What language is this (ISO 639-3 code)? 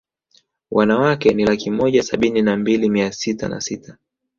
swa